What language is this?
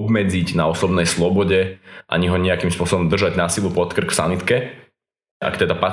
Slovak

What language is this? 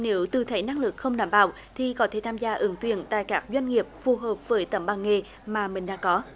Vietnamese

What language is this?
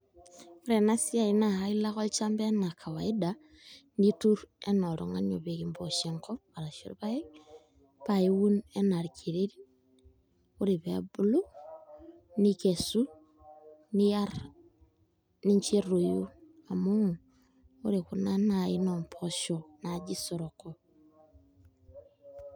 Masai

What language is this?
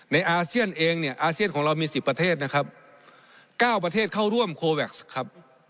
Thai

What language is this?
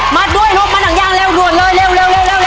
Thai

